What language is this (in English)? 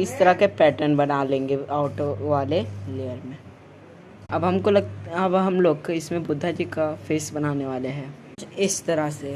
Hindi